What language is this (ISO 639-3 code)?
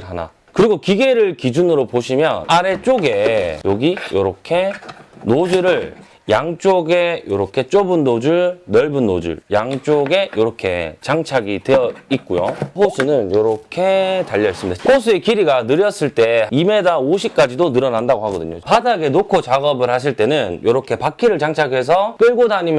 kor